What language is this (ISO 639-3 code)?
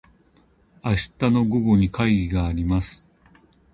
jpn